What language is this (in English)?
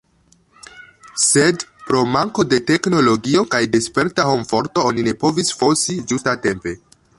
Esperanto